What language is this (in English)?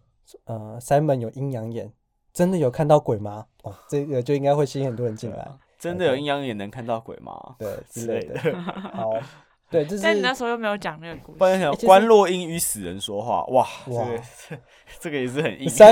Chinese